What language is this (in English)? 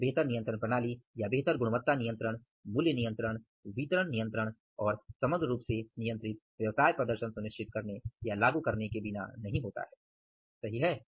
Hindi